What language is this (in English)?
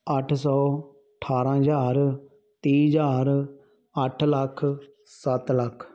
Punjabi